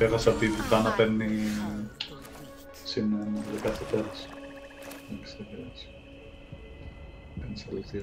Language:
Greek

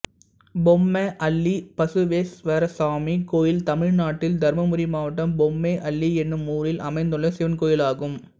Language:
Tamil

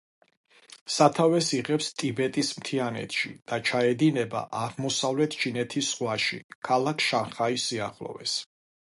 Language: Georgian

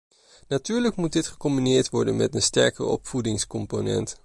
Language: Dutch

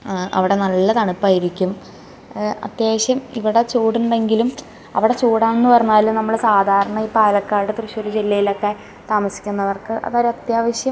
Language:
Malayalam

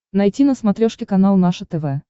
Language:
Russian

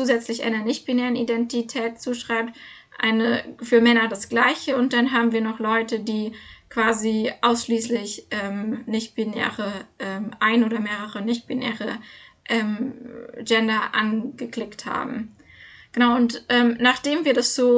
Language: German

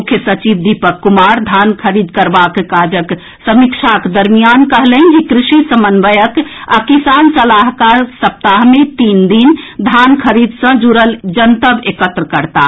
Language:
Maithili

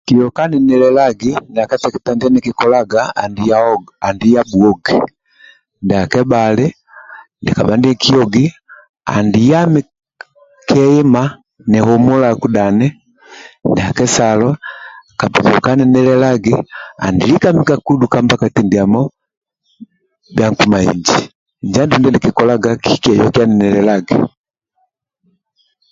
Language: Amba (Uganda)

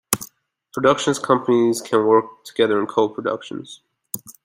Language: English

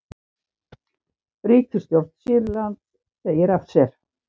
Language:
Icelandic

